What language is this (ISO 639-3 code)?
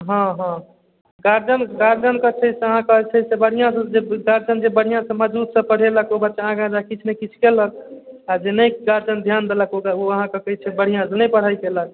mai